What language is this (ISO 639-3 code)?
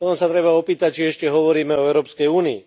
slk